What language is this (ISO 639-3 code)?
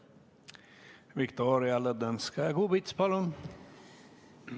est